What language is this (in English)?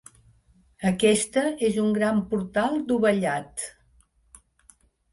Catalan